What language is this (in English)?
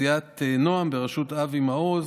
Hebrew